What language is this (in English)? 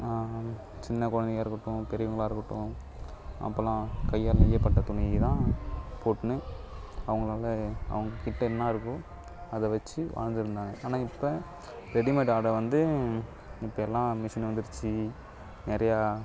Tamil